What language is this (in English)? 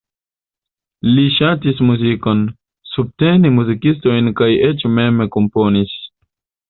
Esperanto